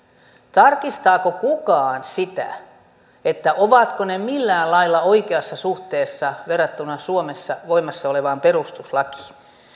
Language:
Finnish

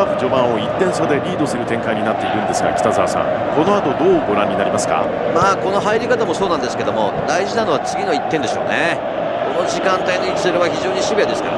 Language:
Japanese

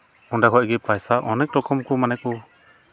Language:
Santali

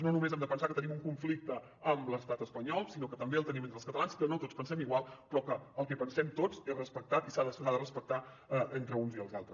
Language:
Catalan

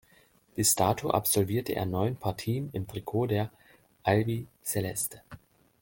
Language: German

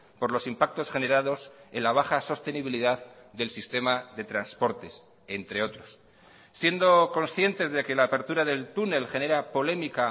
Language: Spanish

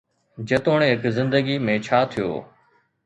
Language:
Sindhi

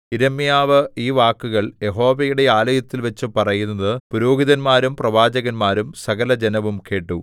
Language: Malayalam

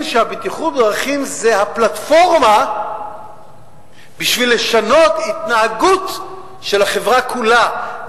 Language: Hebrew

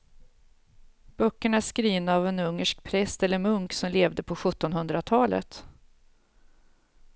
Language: Swedish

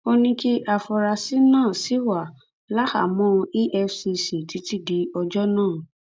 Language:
Yoruba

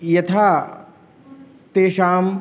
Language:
Sanskrit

